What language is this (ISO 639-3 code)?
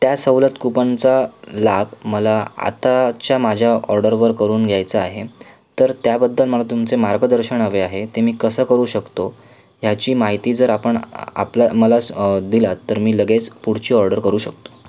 mar